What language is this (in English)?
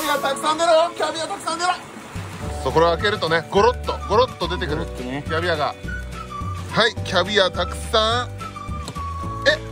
Japanese